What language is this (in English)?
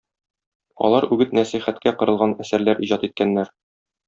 Tatar